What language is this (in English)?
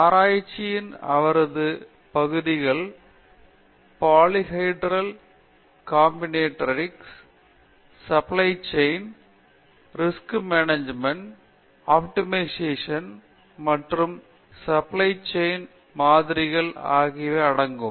Tamil